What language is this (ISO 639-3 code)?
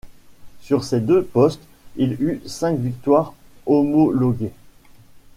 fra